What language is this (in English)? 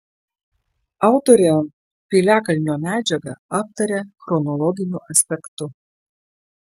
Lithuanian